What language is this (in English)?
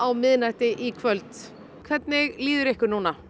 Icelandic